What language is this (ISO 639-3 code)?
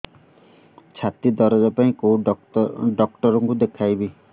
ori